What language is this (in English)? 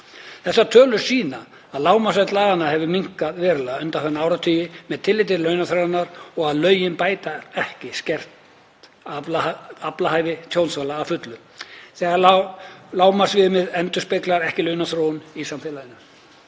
Icelandic